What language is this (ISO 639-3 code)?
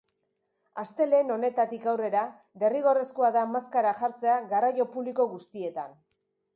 eus